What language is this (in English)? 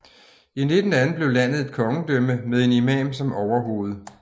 Danish